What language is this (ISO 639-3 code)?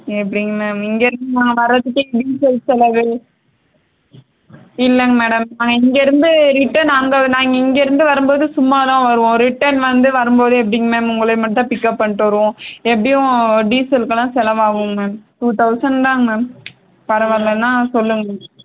tam